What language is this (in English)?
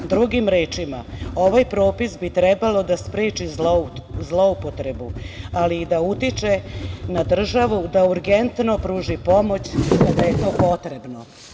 Serbian